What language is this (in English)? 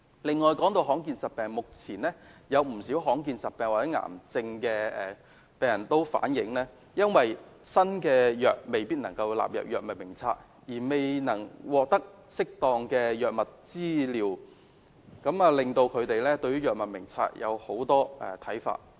Cantonese